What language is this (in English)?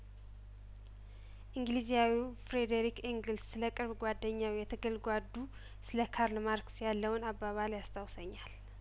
Amharic